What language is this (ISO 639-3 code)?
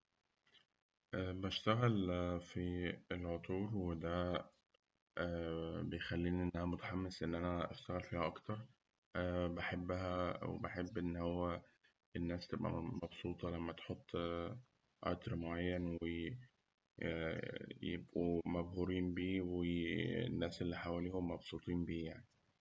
arz